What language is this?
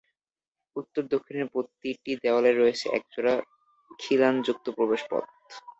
Bangla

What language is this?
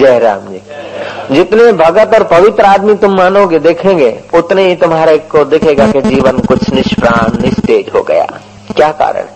Hindi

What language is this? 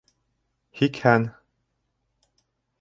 Bashkir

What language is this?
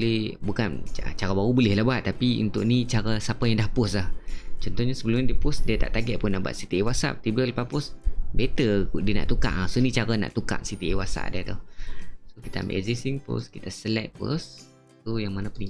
Malay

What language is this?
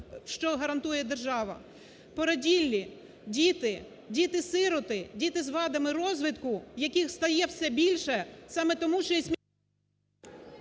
Ukrainian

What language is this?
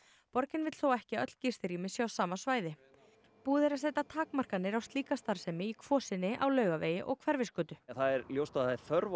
Icelandic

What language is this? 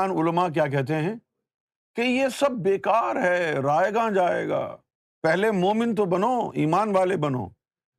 Urdu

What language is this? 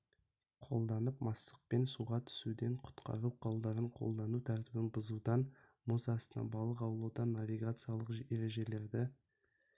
Kazakh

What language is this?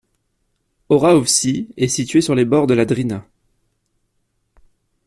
French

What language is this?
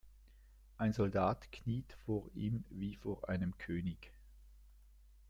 German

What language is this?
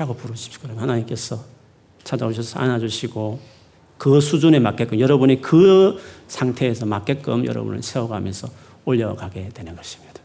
Korean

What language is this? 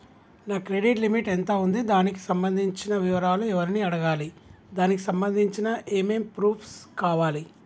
Telugu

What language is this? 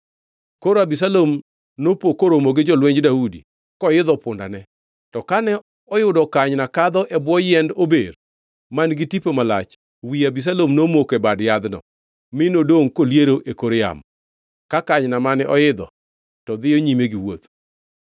Luo (Kenya and Tanzania)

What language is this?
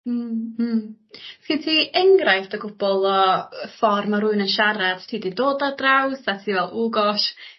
Welsh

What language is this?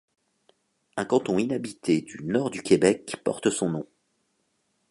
French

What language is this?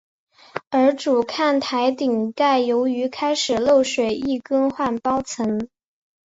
Chinese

